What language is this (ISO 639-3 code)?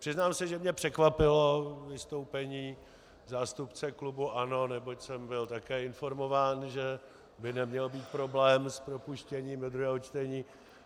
ces